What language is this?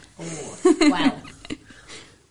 Welsh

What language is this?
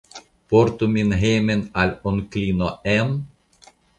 Esperanto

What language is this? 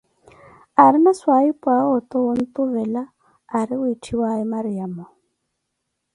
Koti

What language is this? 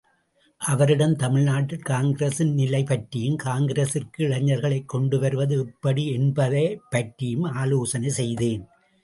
Tamil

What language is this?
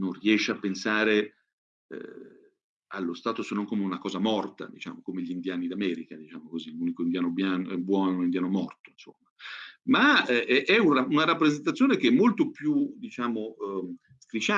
Italian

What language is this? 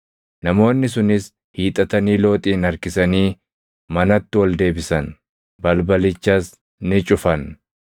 Oromo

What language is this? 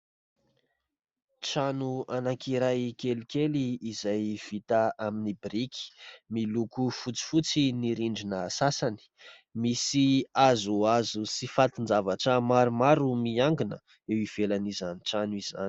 Malagasy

